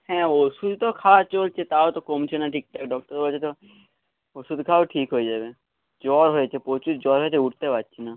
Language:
Bangla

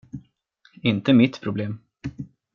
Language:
Swedish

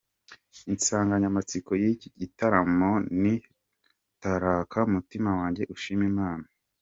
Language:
Kinyarwanda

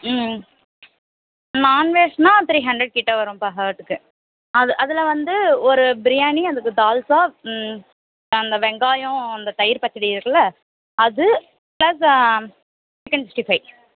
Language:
Tamil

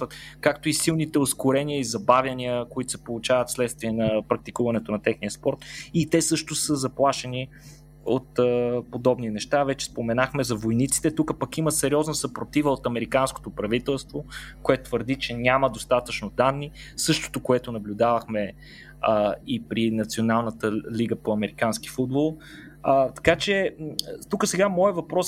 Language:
Bulgarian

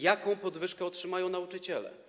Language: Polish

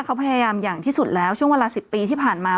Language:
Thai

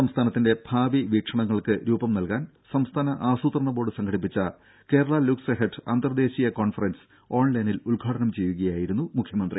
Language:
Malayalam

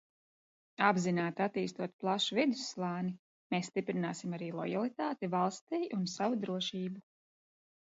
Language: Latvian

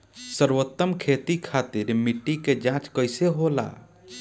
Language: Bhojpuri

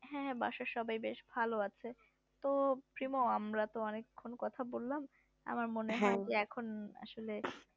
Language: Bangla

